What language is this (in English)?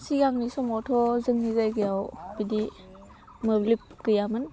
Bodo